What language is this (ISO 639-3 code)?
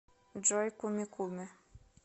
rus